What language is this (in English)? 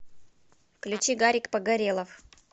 Russian